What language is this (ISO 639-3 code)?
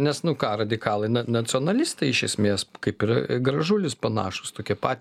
lit